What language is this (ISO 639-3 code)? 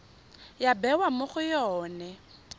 tsn